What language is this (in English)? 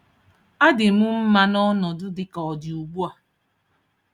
Igbo